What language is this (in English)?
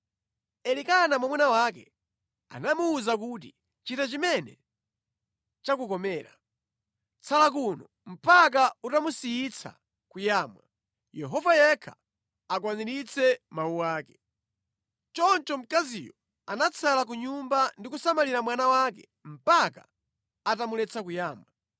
Nyanja